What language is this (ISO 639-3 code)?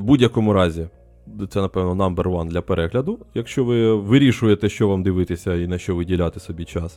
ukr